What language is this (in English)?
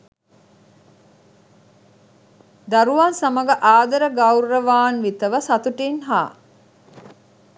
Sinhala